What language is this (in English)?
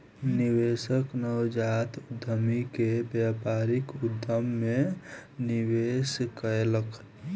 Maithili